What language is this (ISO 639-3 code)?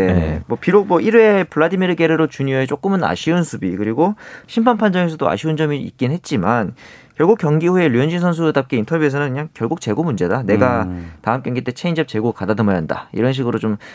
kor